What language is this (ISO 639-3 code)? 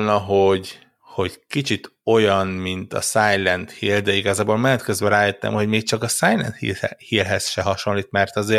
hun